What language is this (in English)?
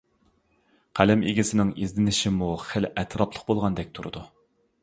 Uyghur